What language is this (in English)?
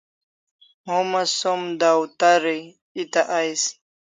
Kalasha